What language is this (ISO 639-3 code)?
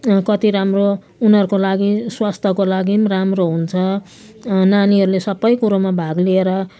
nep